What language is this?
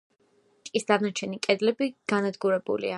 Georgian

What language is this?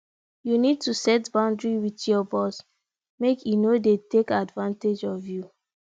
Nigerian Pidgin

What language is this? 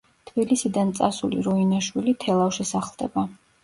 Georgian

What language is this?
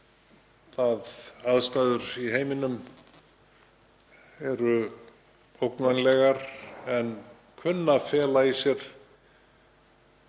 Icelandic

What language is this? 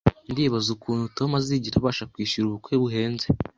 Kinyarwanda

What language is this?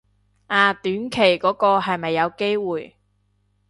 Cantonese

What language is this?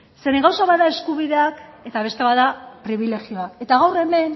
Basque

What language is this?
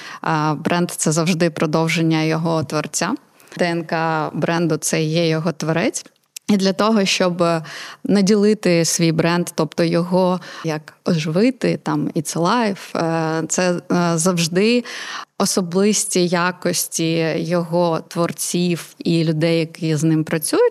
Ukrainian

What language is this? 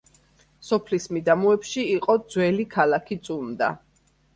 Georgian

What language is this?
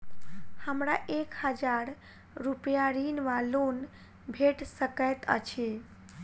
Maithili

